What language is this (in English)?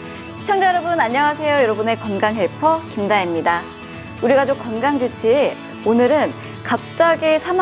Korean